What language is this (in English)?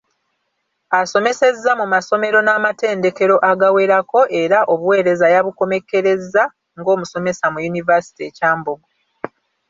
Ganda